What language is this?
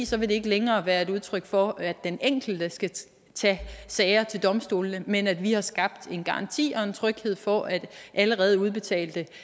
Danish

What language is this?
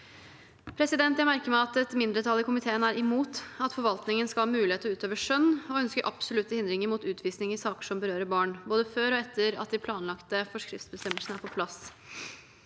Norwegian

